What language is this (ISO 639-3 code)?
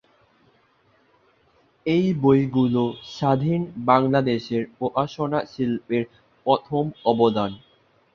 ben